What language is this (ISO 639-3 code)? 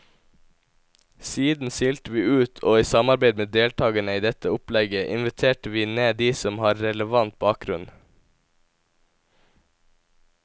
nor